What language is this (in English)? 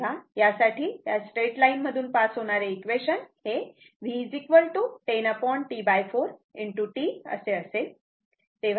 Marathi